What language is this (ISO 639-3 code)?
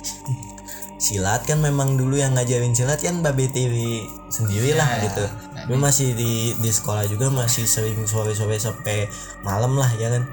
ind